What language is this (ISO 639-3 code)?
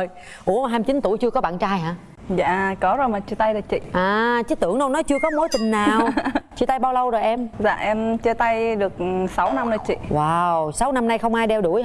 vie